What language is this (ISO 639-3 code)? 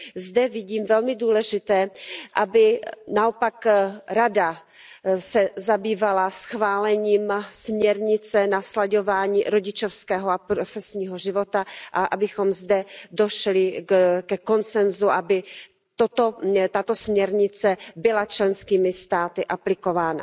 ces